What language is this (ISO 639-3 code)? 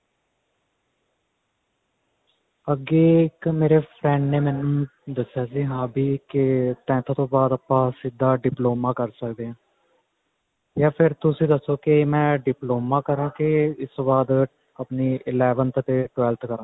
pan